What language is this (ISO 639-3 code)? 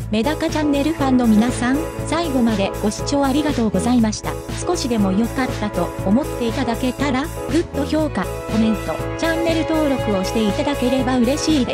jpn